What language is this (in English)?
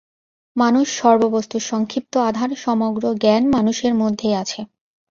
Bangla